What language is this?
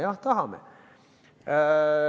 Estonian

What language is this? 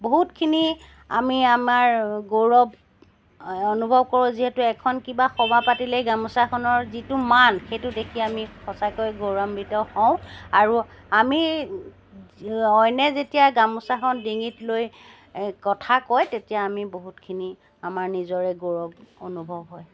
Assamese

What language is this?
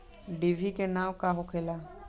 Bhojpuri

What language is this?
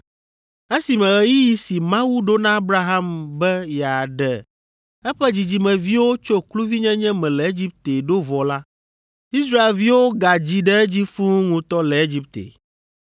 Ewe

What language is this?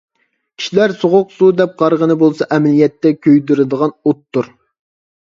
Uyghur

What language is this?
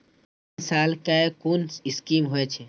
Maithili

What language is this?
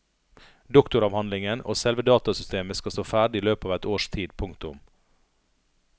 Norwegian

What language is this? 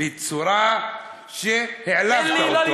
Hebrew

